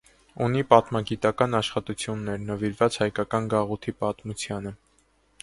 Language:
Armenian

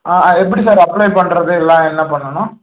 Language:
Tamil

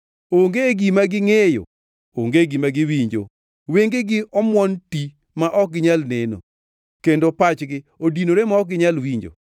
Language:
Luo (Kenya and Tanzania)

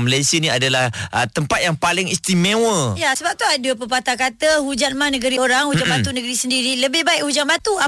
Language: Malay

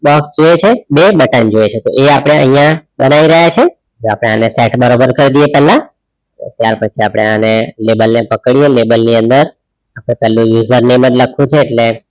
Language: Gujarati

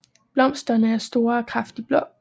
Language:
Danish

